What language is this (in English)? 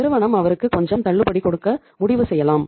Tamil